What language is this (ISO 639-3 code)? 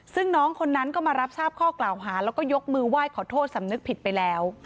tha